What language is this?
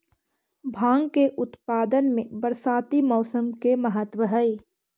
Magahi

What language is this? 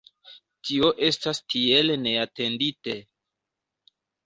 Esperanto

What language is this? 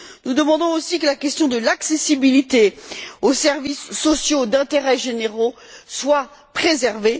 French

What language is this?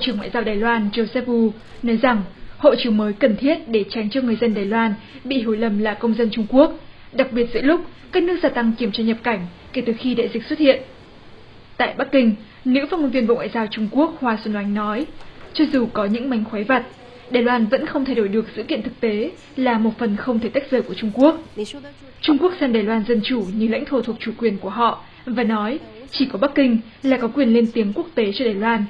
Vietnamese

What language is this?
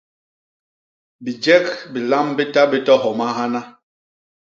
Basaa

